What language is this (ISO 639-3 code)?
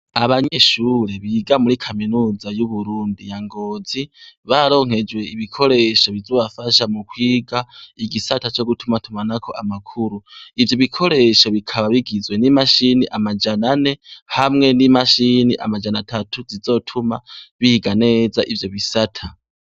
run